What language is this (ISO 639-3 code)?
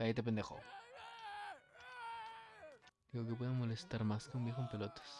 spa